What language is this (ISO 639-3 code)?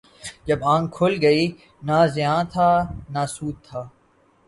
urd